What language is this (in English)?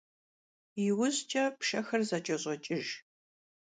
Kabardian